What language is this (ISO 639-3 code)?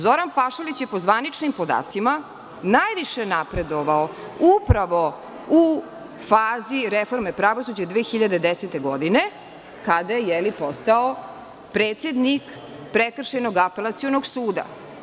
srp